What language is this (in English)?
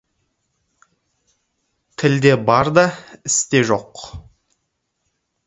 Kazakh